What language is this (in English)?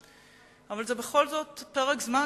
Hebrew